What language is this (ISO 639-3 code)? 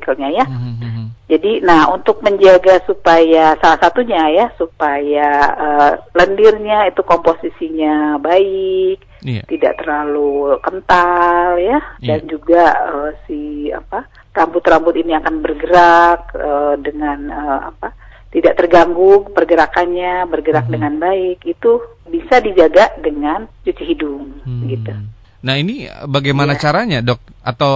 ind